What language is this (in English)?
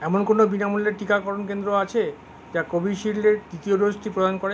Bangla